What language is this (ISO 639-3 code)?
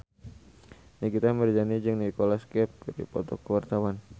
sun